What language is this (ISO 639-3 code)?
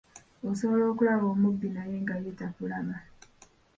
lug